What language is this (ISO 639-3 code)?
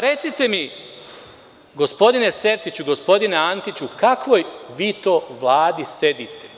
srp